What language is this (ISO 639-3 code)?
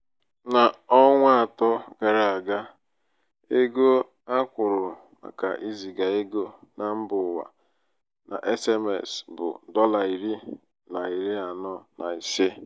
ibo